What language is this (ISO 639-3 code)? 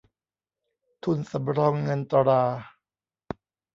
tha